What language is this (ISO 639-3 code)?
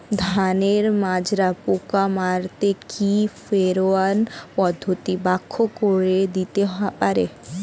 ben